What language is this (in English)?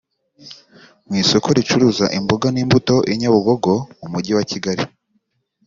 Kinyarwanda